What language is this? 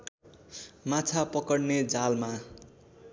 Nepali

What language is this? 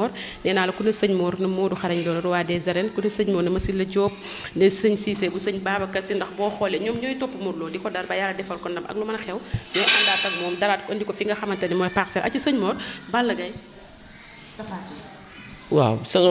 Indonesian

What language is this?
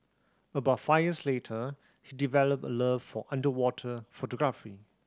English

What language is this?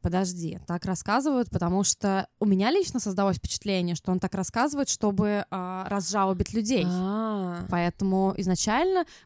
Russian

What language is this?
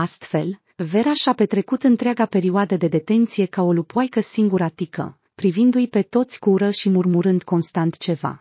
Romanian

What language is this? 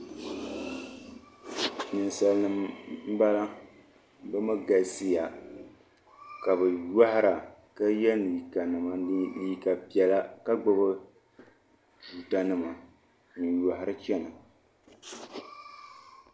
Dagbani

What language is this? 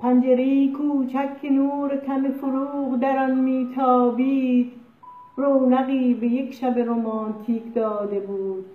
Persian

